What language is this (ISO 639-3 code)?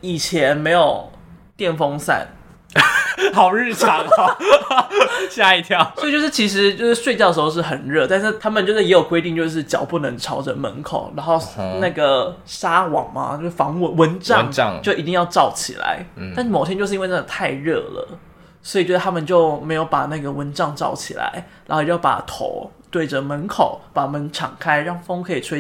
zho